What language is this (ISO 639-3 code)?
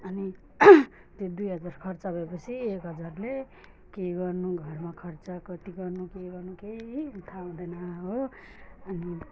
nep